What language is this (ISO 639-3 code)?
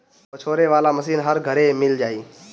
bho